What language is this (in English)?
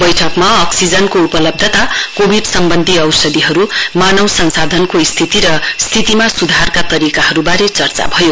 Nepali